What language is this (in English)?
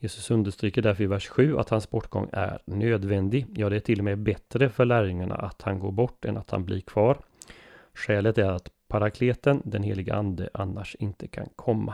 Swedish